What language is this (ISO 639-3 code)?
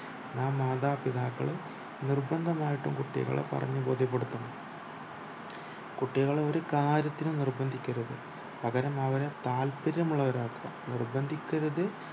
mal